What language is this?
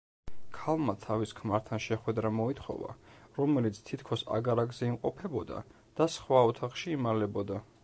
Georgian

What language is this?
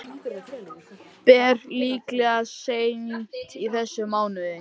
Icelandic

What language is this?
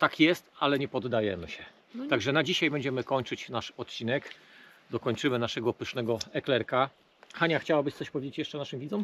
Polish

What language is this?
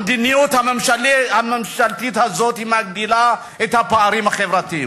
Hebrew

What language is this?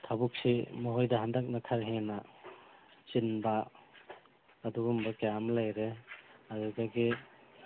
Manipuri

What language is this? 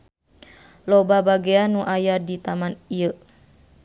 Sundanese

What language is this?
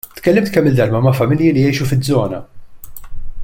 Maltese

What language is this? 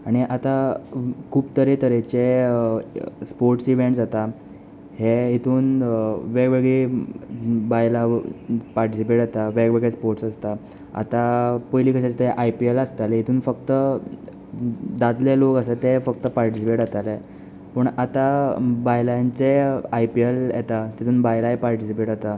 Konkani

